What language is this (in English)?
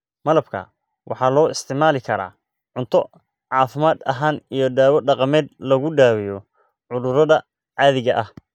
Somali